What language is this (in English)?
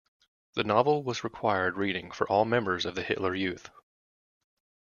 English